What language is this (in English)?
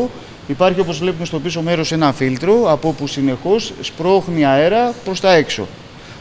Greek